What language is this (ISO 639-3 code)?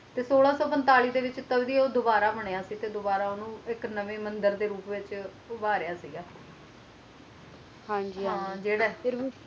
pan